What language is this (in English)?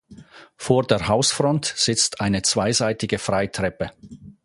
German